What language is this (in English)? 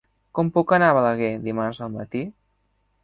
Catalan